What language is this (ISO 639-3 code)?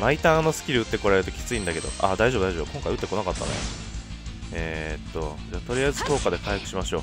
jpn